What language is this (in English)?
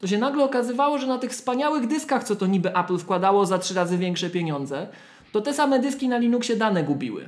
Polish